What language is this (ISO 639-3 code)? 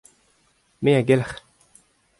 bre